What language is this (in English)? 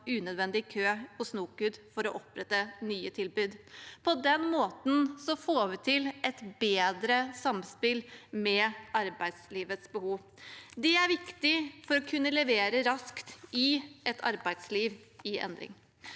Norwegian